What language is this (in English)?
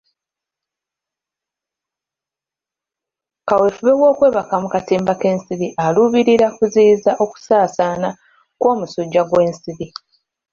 Ganda